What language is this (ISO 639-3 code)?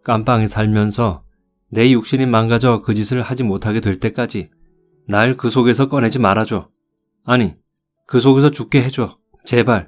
kor